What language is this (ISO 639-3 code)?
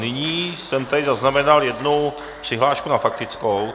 ces